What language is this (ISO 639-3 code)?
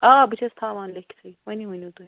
kas